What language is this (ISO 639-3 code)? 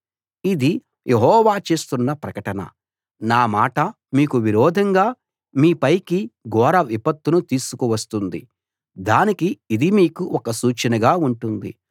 tel